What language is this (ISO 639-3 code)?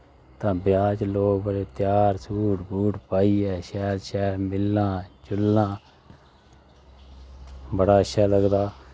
doi